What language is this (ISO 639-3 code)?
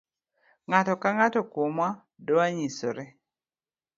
luo